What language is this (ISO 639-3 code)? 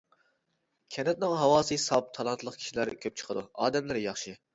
uig